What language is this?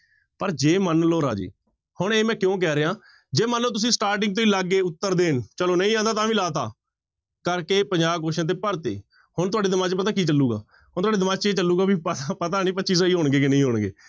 Punjabi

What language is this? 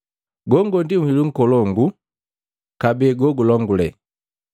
Matengo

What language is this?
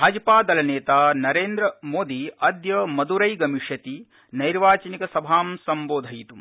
Sanskrit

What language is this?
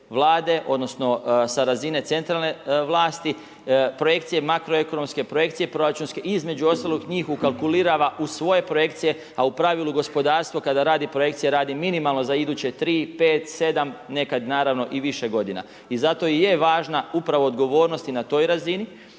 Croatian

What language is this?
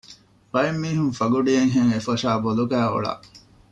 Divehi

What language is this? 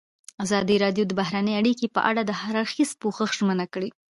Pashto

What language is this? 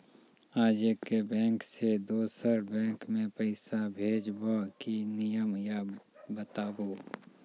Maithili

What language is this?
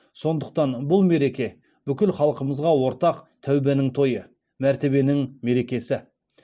Kazakh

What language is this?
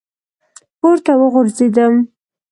Pashto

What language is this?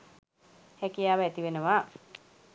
Sinhala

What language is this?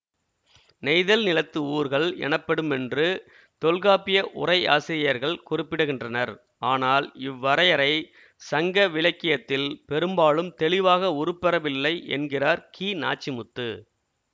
Tamil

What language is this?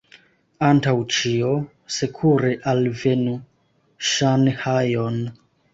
Esperanto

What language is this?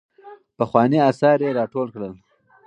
Pashto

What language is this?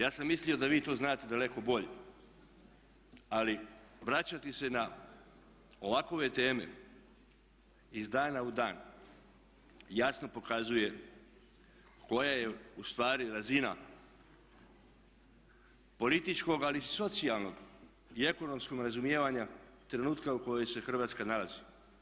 Croatian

